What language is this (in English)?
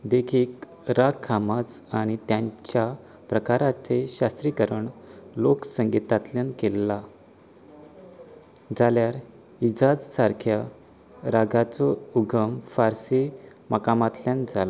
Konkani